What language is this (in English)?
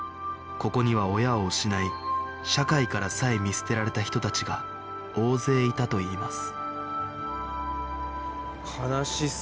Japanese